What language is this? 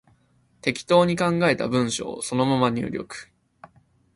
Japanese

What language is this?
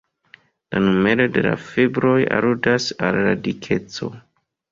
Esperanto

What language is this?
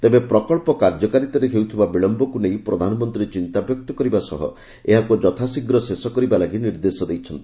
Odia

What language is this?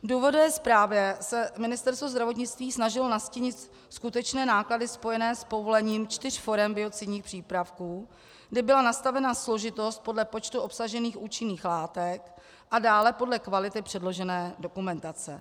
Czech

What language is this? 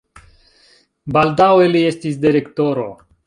Esperanto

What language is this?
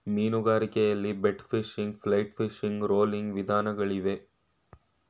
Kannada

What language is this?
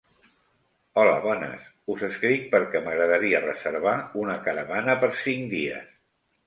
Catalan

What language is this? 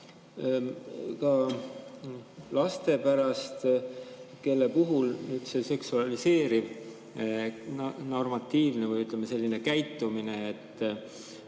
Estonian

